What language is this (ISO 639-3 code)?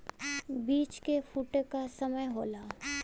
bho